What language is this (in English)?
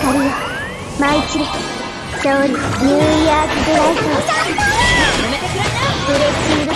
Japanese